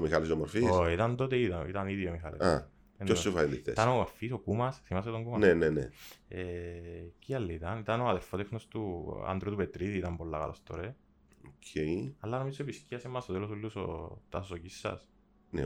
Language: Greek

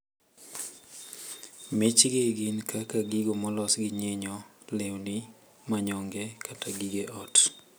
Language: Luo (Kenya and Tanzania)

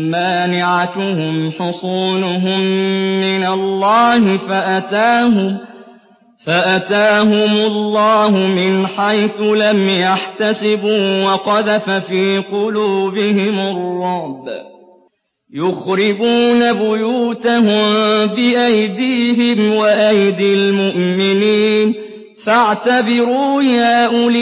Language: Arabic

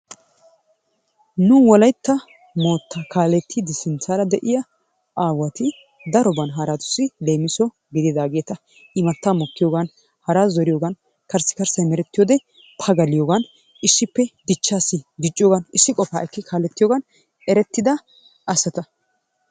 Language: Wolaytta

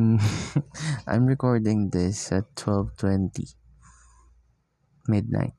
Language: Filipino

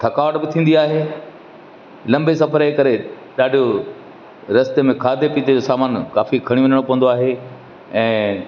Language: Sindhi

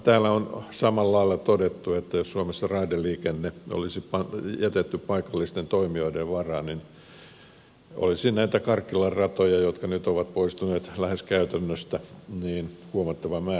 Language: Finnish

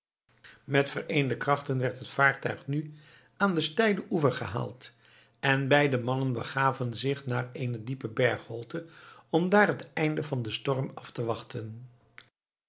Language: Dutch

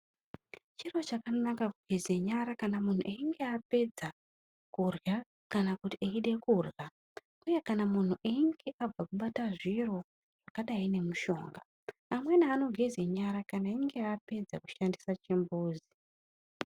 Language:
Ndau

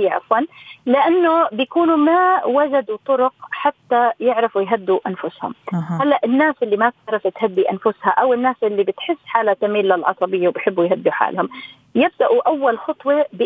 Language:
Arabic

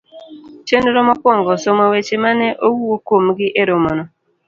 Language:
Luo (Kenya and Tanzania)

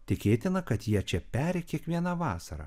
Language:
Lithuanian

